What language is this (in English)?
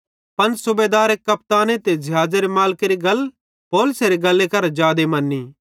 Bhadrawahi